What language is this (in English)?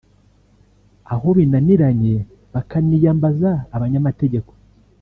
Kinyarwanda